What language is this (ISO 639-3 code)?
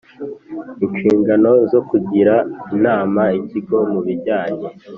kin